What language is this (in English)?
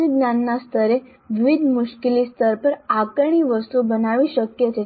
Gujarati